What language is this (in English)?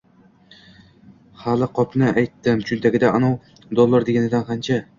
Uzbek